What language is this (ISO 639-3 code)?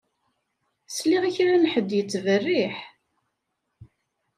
kab